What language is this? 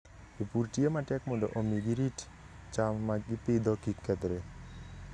Luo (Kenya and Tanzania)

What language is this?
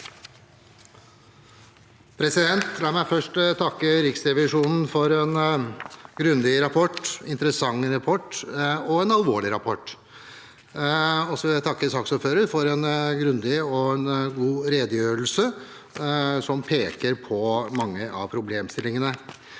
Norwegian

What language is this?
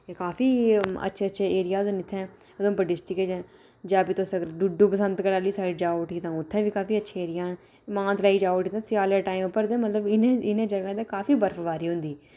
Dogri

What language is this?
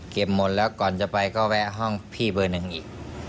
Thai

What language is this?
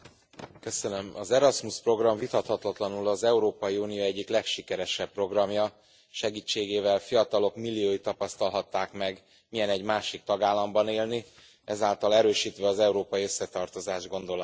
Hungarian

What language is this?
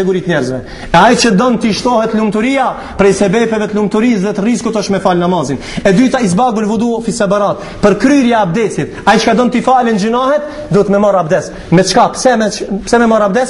Arabic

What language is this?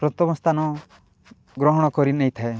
Odia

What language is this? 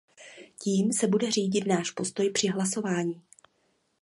Czech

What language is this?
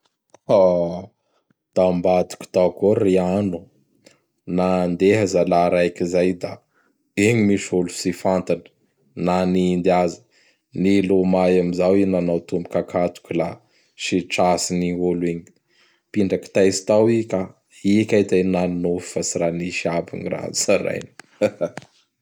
Bara Malagasy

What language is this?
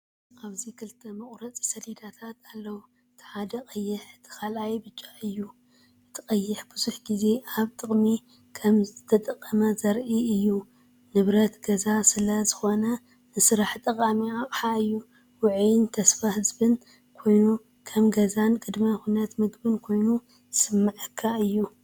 Tigrinya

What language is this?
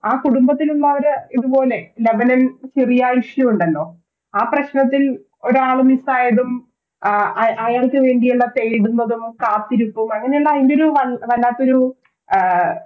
Malayalam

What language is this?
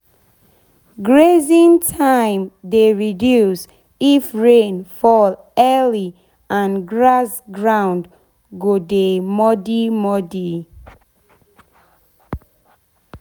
Nigerian Pidgin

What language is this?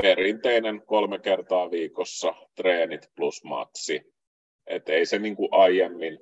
Finnish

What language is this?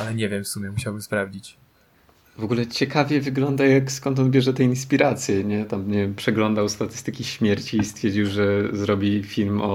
Polish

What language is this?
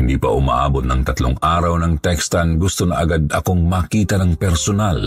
Filipino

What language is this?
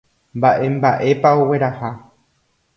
Guarani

